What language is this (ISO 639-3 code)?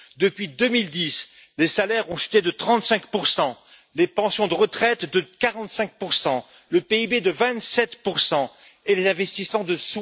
fra